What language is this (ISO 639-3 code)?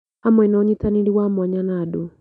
kik